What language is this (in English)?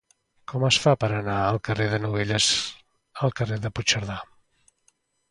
Catalan